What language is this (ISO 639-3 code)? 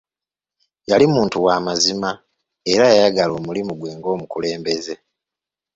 lug